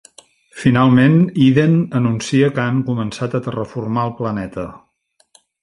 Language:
Catalan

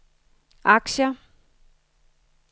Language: Danish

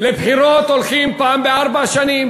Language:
Hebrew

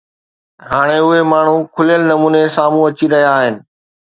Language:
Sindhi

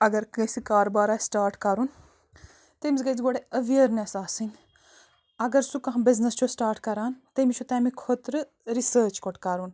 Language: Kashmiri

